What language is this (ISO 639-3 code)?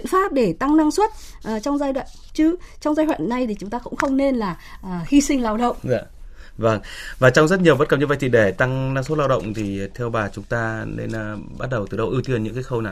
vie